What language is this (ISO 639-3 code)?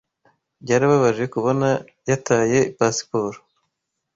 kin